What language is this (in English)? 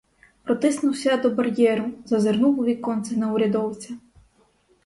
Ukrainian